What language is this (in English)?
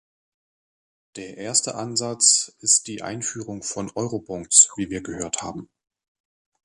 German